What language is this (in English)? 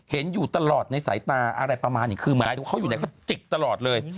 Thai